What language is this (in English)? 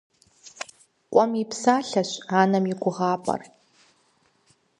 Kabardian